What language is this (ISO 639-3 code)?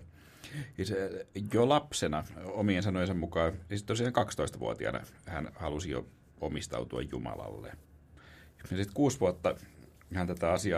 fin